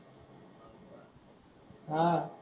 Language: Marathi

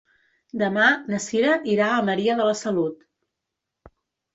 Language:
Catalan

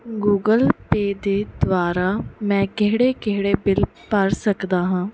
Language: Punjabi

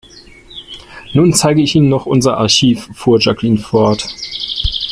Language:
German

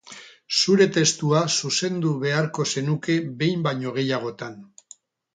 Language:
Basque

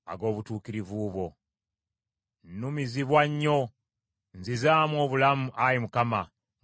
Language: Ganda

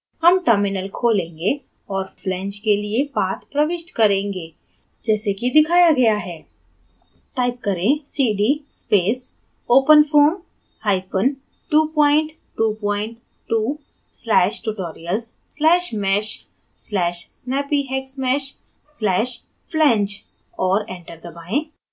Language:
Hindi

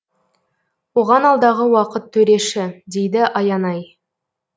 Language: Kazakh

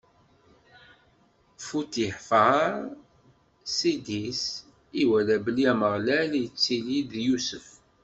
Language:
Kabyle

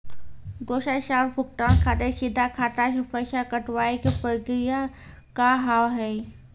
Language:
Maithili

